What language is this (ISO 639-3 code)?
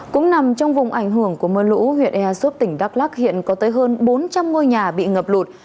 vie